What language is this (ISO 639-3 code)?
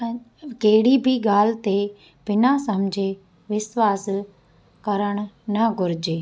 snd